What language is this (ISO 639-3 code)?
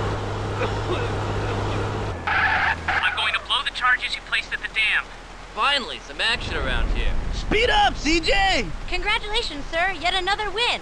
eng